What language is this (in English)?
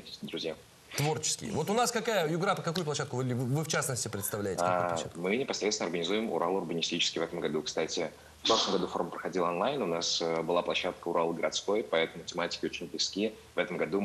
Russian